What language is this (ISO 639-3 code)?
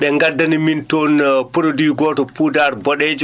ful